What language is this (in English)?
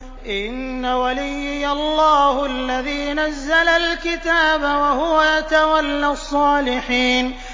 Arabic